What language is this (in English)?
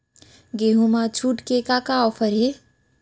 Chhattisgarhi